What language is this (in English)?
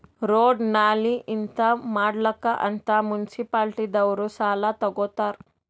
Kannada